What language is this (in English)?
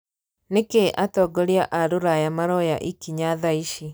Kikuyu